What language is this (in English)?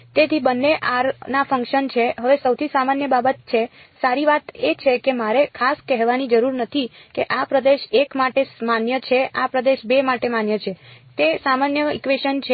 Gujarati